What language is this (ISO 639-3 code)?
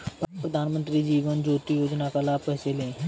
hin